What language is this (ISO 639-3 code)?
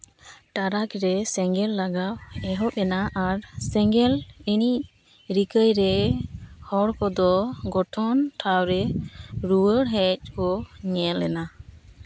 sat